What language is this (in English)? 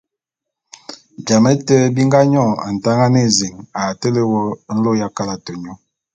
Bulu